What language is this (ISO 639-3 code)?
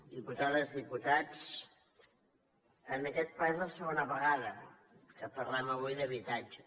cat